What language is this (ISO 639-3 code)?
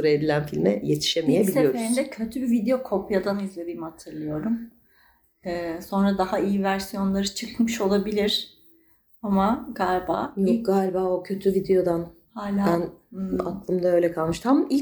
tur